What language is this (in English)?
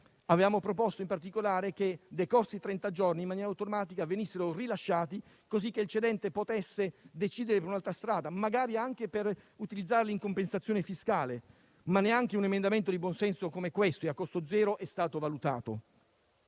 Italian